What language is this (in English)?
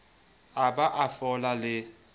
Southern Sotho